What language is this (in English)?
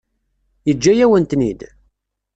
Kabyle